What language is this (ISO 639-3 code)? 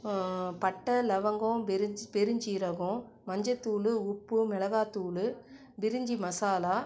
tam